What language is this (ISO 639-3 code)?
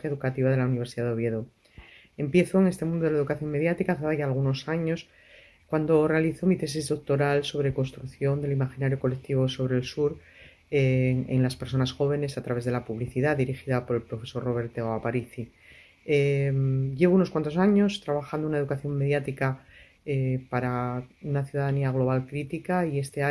spa